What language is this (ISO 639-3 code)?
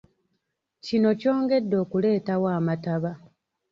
lug